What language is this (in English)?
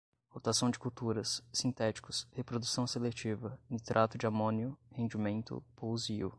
Portuguese